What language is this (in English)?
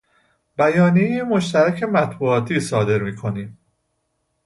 Persian